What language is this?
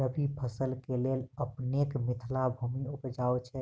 Maithili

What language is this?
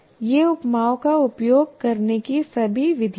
Hindi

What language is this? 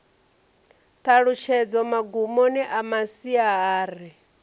Venda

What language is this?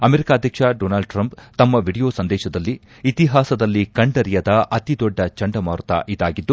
Kannada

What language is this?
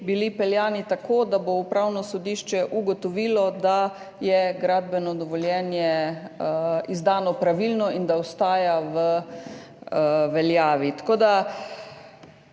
Slovenian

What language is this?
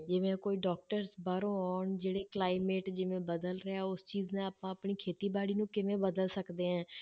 Punjabi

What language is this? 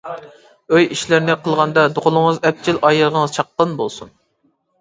Uyghur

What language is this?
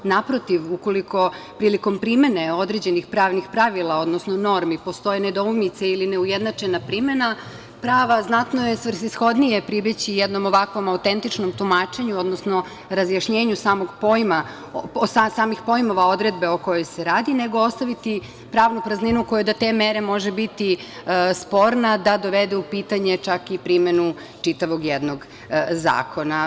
Serbian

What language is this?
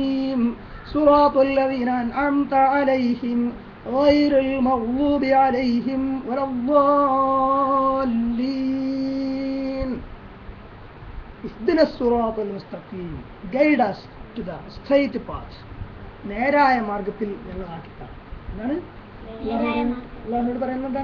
Arabic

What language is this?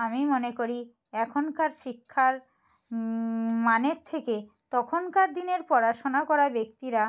Bangla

